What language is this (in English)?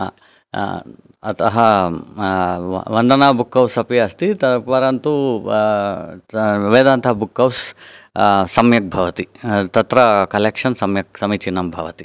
Sanskrit